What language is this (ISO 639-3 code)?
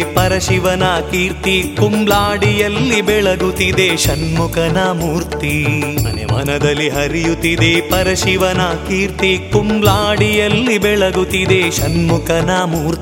kan